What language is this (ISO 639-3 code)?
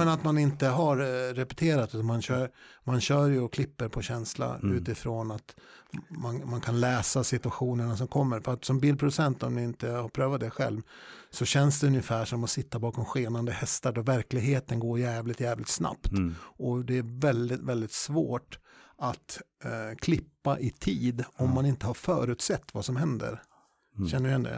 swe